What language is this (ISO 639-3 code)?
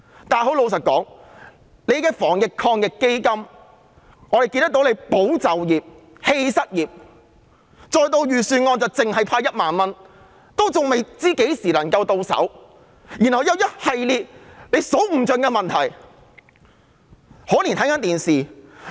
yue